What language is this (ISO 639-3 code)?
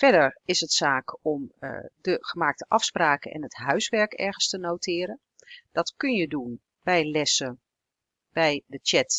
nld